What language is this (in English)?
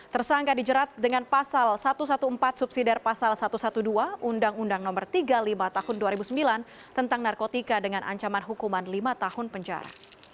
Indonesian